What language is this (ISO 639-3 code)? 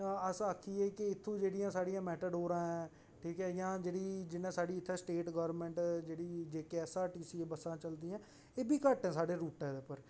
doi